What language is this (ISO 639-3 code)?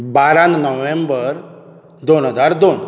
kok